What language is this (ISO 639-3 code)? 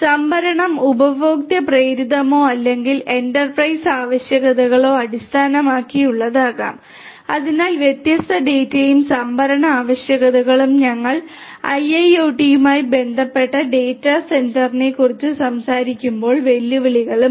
mal